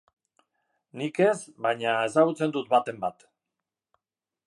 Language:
Basque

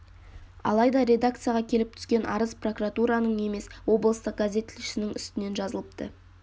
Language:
Kazakh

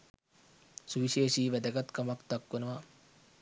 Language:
Sinhala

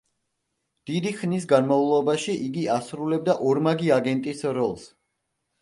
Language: Georgian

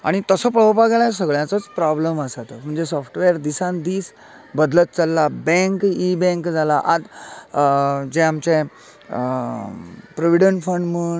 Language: Konkani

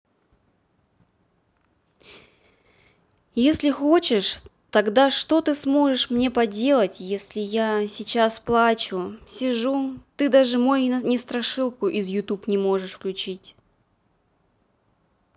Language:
Russian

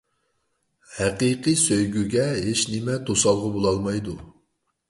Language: Uyghur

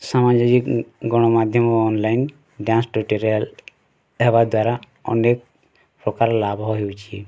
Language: Odia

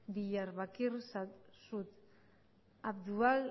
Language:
Basque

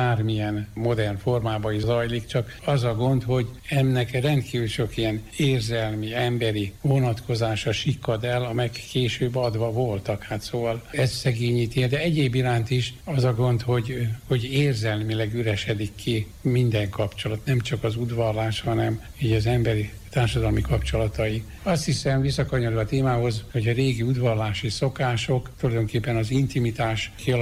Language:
Hungarian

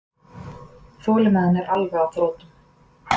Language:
Icelandic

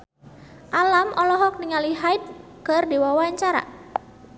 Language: Sundanese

